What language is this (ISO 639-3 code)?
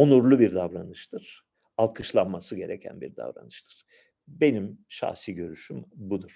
tur